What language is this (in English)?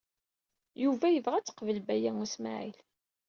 Kabyle